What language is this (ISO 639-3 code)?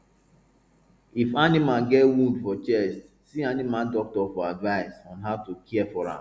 pcm